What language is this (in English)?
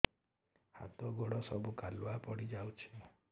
Odia